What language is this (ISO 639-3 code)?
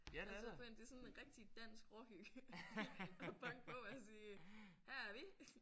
dan